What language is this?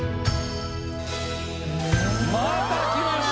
Japanese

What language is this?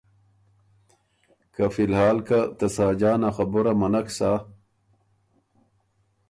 Ormuri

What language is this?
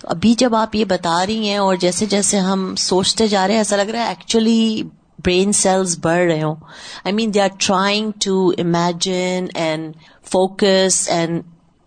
Urdu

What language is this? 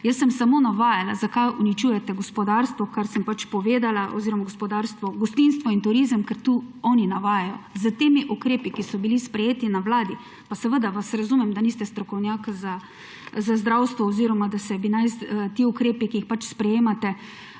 Slovenian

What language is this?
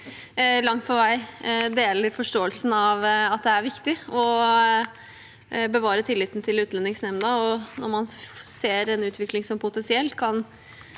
Norwegian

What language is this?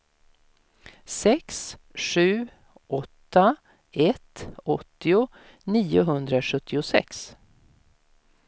Swedish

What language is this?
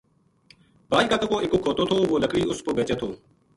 Gujari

